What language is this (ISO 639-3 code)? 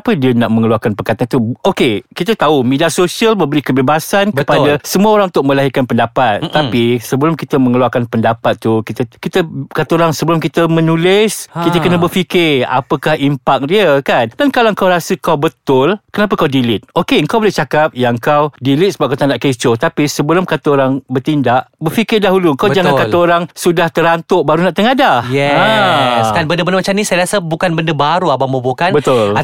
msa